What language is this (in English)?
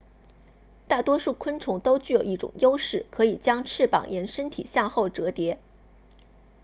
Chinese